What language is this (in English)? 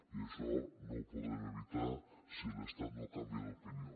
Catalan